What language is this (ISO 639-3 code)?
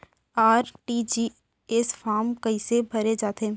hne